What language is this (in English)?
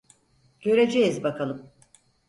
Turkish